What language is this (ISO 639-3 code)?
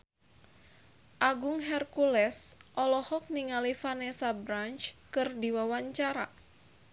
sun